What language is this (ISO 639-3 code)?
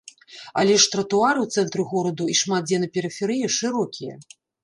bel